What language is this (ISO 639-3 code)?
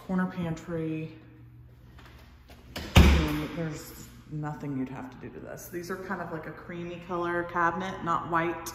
eng